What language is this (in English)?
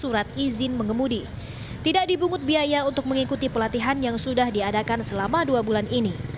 Indonesian